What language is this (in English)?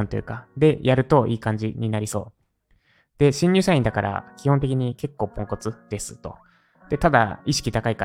Japanese